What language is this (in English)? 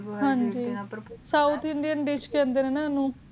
Punjabi